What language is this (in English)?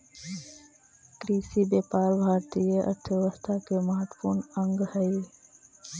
Magahi